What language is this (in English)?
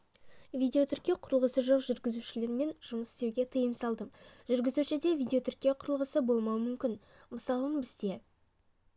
Kazakh